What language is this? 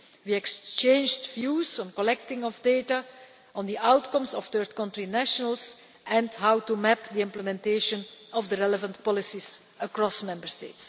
English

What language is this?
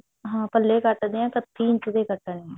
Punjabi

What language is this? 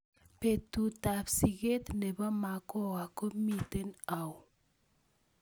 Kalenjin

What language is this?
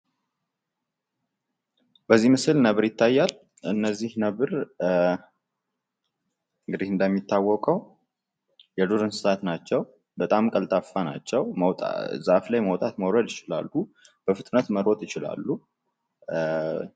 Amharic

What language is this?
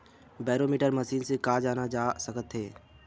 Chhattisgarhi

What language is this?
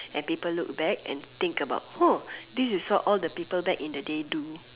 English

